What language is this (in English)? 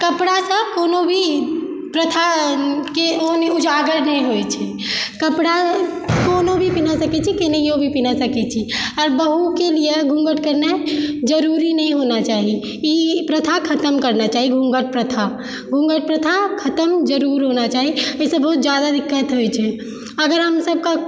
Maithili